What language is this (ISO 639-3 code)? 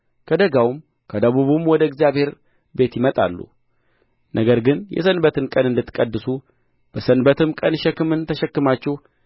amh